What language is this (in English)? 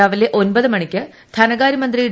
Malayalam